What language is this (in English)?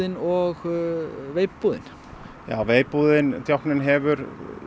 Icelandic